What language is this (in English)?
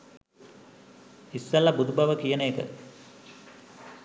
Sinhala